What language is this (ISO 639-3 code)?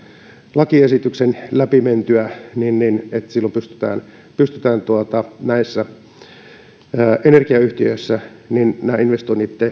fin